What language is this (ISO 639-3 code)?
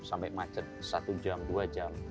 ind